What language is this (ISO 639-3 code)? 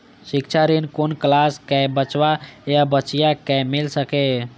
mai